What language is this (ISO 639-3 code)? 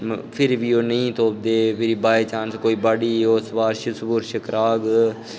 doi